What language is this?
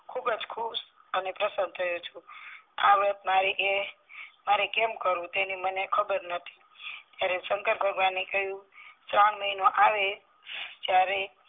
Gujarati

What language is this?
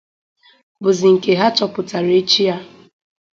Igbo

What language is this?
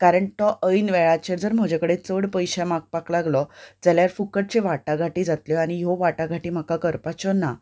Konkani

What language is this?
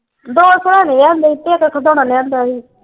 Punjabi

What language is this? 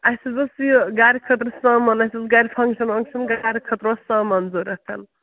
Kashmiri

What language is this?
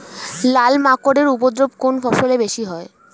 Bangla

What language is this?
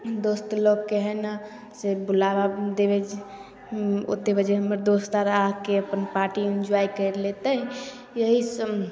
Maithili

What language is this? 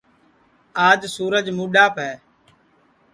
Sansi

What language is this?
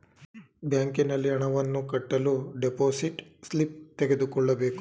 Kannada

